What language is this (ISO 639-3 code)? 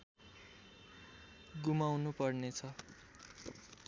nep